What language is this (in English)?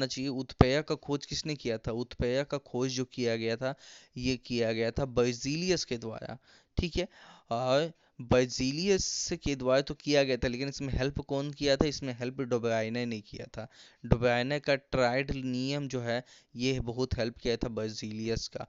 Hindi